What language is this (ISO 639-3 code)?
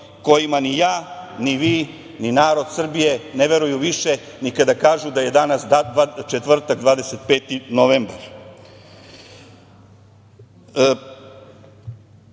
srp